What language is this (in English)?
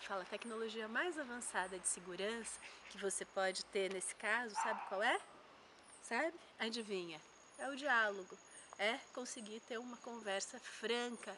Portuguese